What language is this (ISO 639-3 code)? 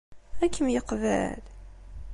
kab